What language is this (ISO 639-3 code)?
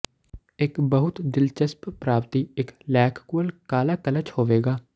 pan